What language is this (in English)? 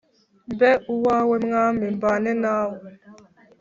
Kinyarwanda